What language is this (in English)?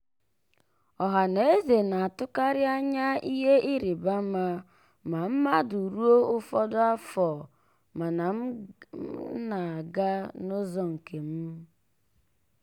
Igbo